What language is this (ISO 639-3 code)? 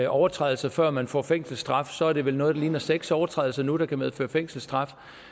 dan